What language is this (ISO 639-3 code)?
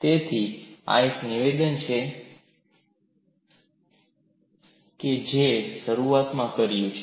guj